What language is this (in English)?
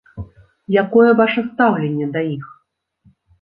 Belarusian